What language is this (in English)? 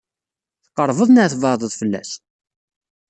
Kabyle